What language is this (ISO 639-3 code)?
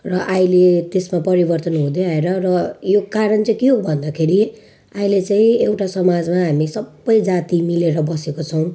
nep